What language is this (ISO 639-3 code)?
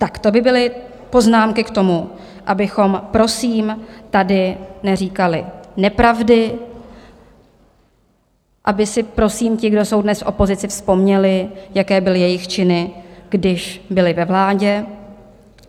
ces